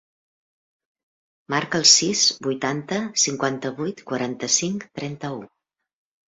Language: Catalan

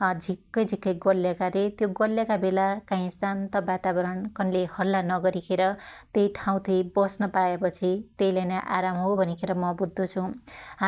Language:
Dotyali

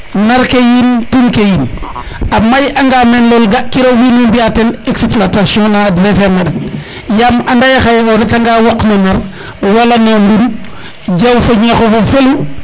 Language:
Serer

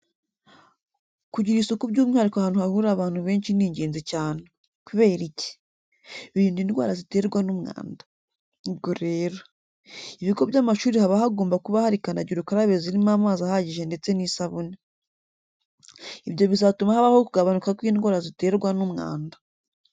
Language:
Kinyarwanda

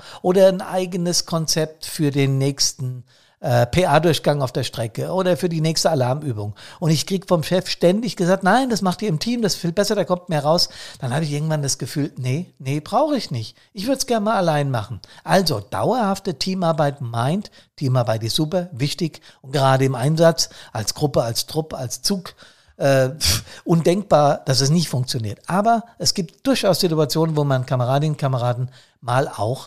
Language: German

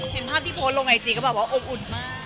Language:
Thai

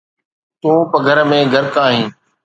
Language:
Sindhi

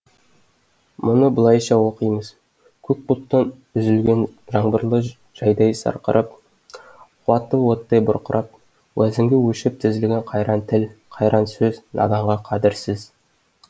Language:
Kazakh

